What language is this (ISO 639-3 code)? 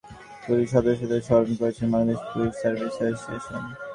ben